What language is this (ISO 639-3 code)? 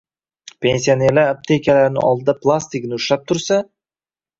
uzb